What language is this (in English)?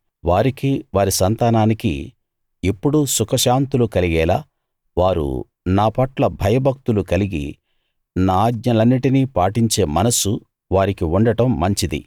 Telugu